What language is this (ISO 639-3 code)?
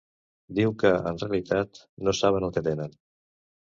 cat